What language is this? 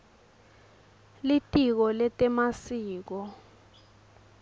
Swati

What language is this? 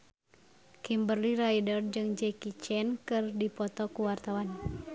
Sundanese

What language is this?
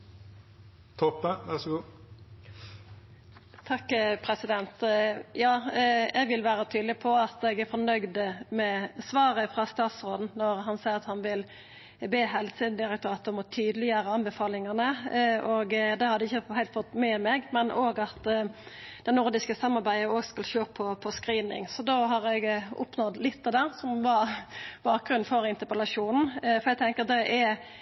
Norwegian Nynorsk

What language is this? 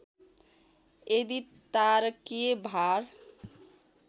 Nepali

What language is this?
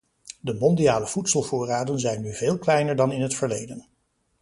Dutch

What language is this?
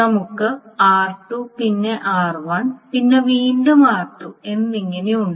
Malayalam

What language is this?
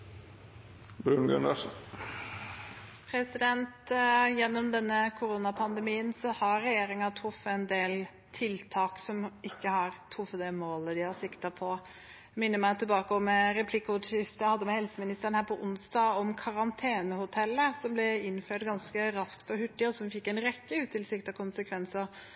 Norwegian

